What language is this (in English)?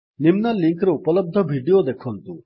Odia